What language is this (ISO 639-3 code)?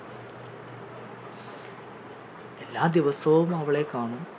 mal